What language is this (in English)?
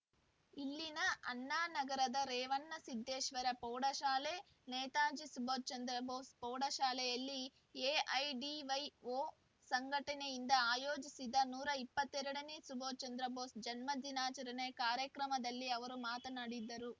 Kannada